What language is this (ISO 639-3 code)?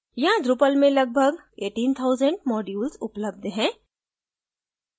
hin